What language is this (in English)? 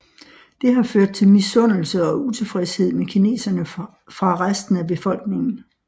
Danish